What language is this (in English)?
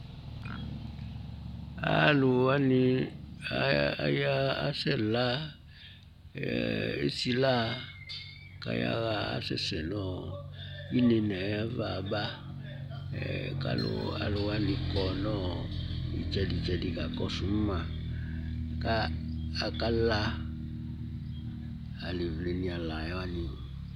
Ikposo